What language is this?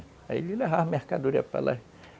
Portuguese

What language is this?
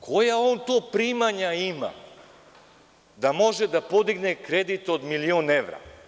Serbian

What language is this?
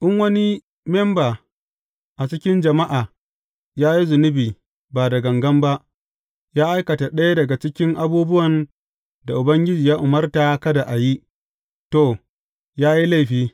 Hausa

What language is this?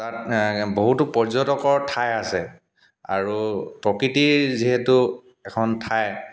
Assamese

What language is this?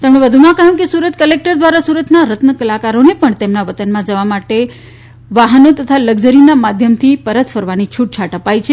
Gujarati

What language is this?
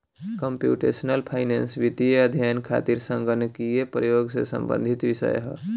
Bhojpuri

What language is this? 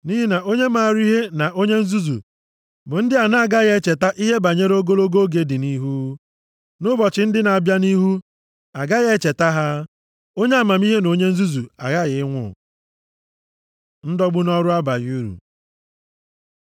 Igbo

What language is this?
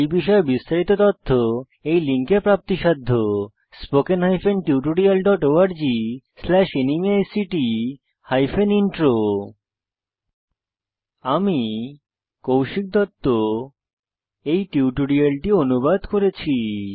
Bangla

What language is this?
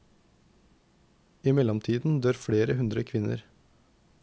Norwegian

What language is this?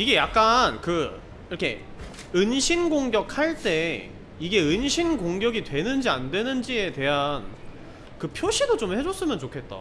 Korean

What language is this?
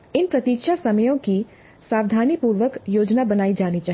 Hindi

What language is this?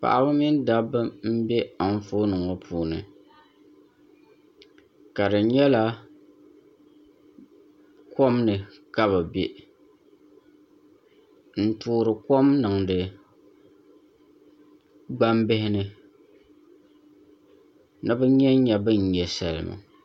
Dagbani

